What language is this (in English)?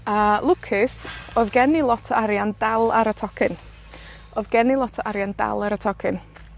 Welsh